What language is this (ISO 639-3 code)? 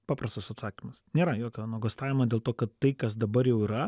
lit